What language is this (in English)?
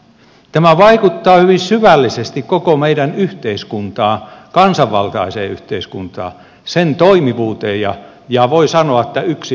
Finnish